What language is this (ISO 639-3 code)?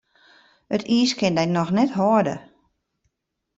fry